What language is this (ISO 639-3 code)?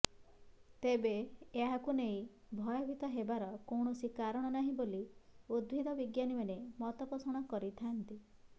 ori